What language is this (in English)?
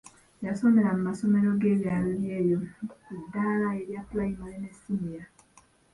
Ganda